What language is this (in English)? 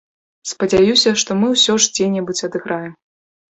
Belarusian